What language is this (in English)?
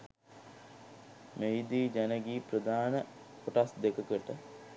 Sinhala